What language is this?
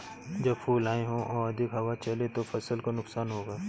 Hindi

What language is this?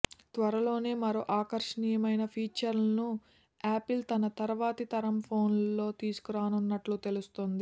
Telugu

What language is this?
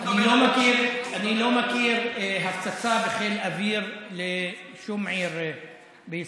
Hebrew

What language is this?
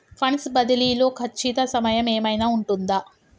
Telugu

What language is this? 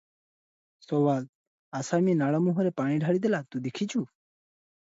Odia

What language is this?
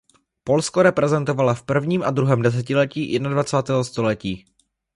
Czech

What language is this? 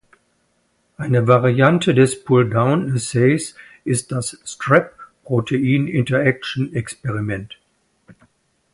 German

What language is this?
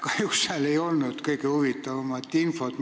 Estonian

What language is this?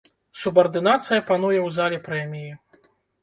Belarusian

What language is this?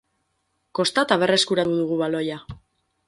Basque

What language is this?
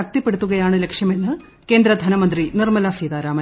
Malayalam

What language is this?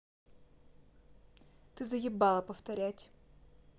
Russian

